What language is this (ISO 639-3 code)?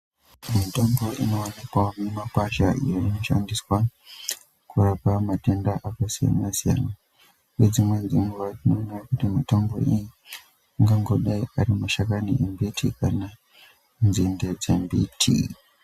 ndc